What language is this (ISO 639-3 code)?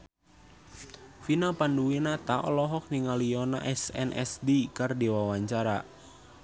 sun